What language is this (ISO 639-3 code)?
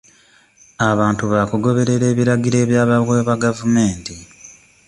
lug